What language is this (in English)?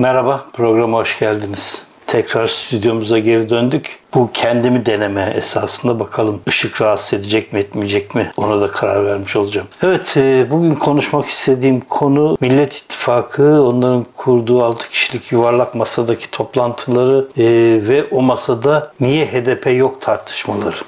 Turkish